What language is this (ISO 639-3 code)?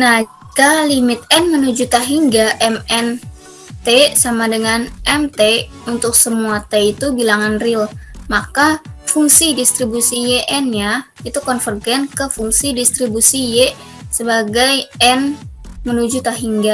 ind